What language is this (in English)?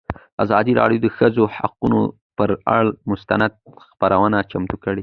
Pashto